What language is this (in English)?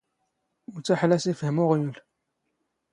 Standard Moroccan Tamazight